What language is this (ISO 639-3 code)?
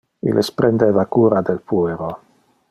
ina